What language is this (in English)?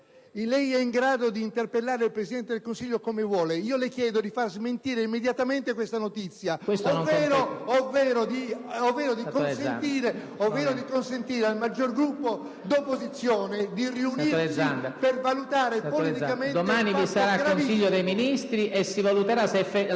Italian